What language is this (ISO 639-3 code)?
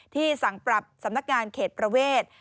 tha